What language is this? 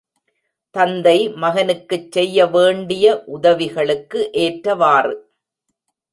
Tamil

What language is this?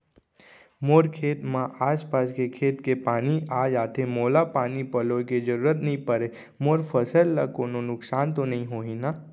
Chhattisgarhi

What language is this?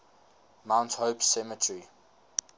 English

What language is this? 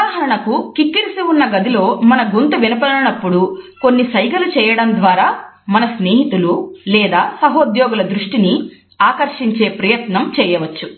Telugu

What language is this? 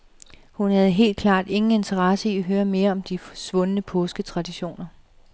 Danish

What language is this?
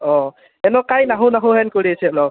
Assamese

